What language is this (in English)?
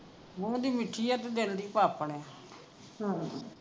Punjabi